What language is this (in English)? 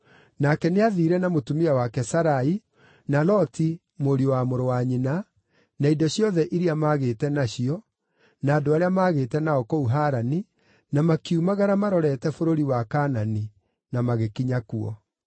Kikuyu